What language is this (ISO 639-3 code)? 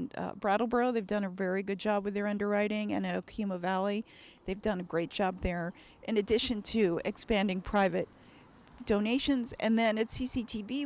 eng